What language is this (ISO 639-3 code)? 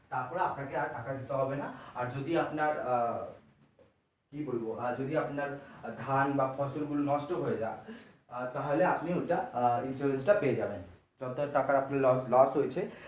ben